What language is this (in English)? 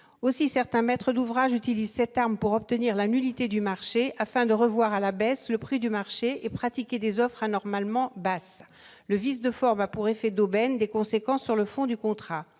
French